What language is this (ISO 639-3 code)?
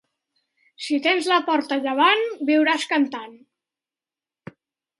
cat